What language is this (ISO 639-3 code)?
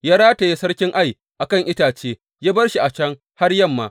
hau